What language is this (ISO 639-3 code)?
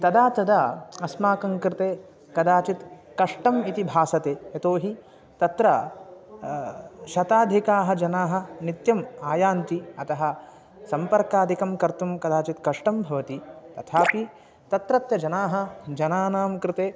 san